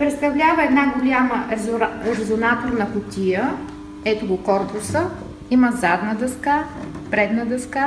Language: Bulgarian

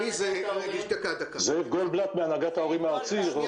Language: Hebrew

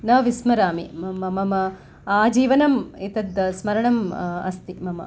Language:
Sanskrit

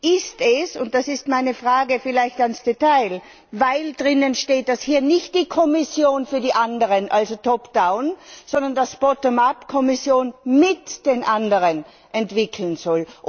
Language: German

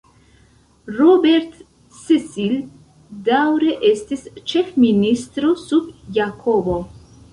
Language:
Esperanto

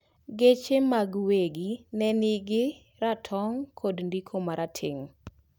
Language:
Luo (Kenya and Tanzania)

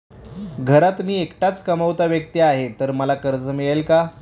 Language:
Marathi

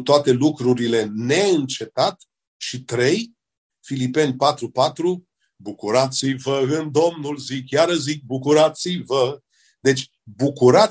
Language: Romanian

